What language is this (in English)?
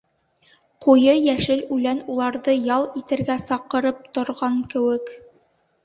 Bashkir